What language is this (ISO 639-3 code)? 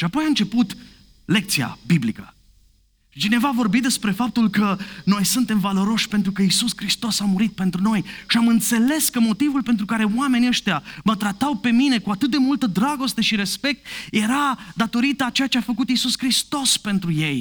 ron